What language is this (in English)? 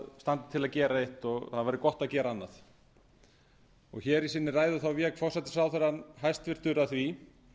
Icelandic